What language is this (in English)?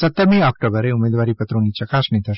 Gujarati